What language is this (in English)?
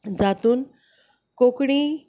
Konkani